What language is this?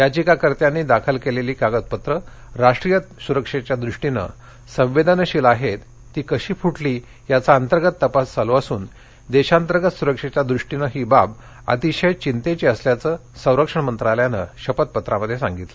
Marathi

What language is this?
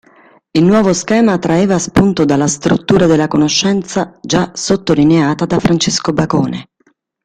Italian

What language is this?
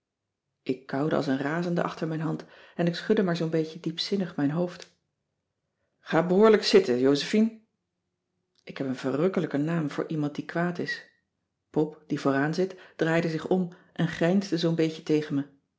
Dutch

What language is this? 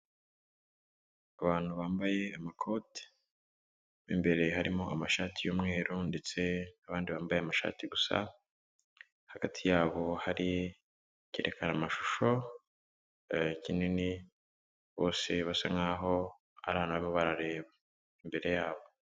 Kinyarwanda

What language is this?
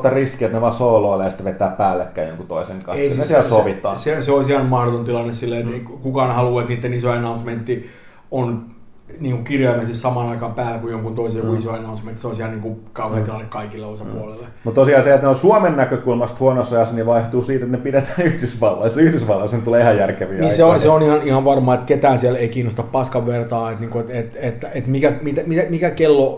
Finnish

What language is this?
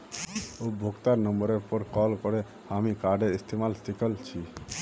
Magahi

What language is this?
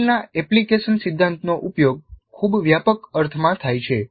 Gujarati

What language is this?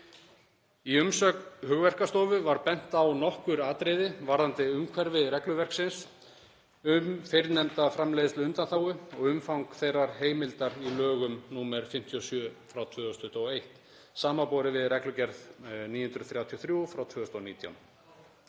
Icelandic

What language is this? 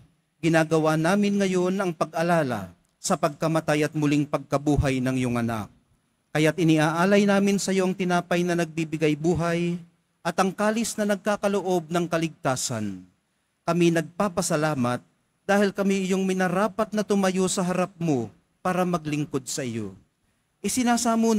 Filipino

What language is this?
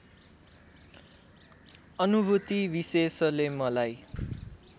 Nepali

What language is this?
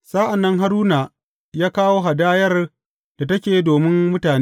Hausa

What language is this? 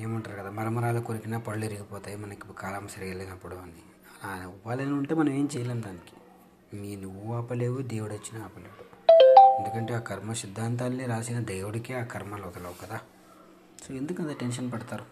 Telugu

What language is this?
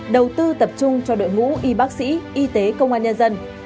Vietnamese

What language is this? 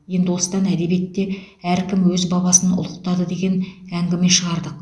Kazakh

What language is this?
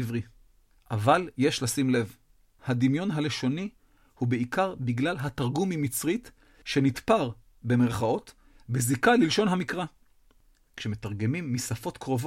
Hebrew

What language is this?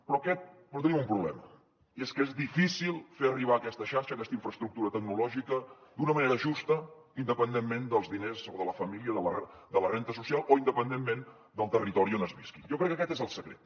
Catalan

